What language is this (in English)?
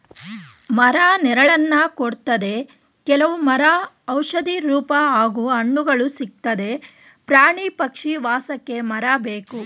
Kannada